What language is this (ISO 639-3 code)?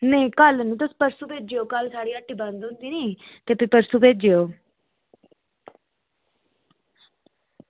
doi